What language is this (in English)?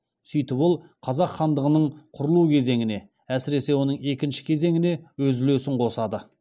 Kazakh